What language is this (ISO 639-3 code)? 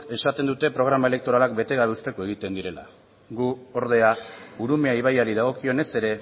eus